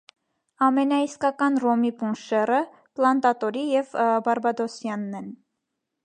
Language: Armenian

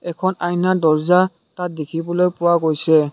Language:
Assamese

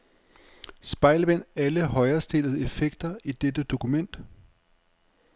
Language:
Danish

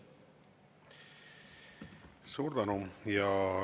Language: Estonian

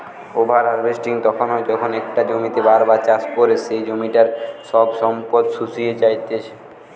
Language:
Bangla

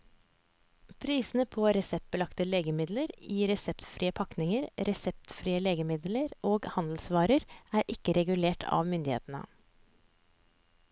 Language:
Norwegian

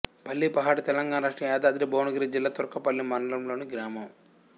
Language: Telugu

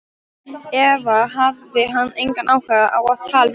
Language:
Icelandic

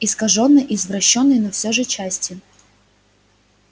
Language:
Russian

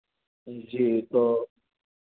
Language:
Hindi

